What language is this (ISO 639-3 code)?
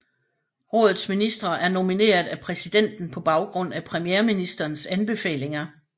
dan